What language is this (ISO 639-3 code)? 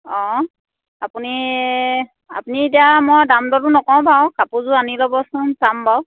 asm